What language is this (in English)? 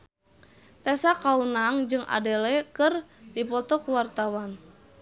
Sundanese